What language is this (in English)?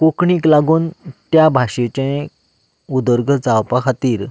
Konkani